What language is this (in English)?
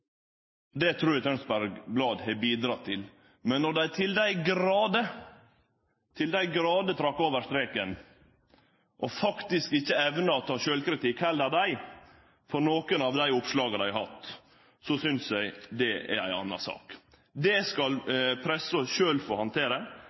Norwegian Nynorsk